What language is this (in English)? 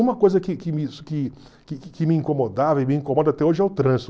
Portuguese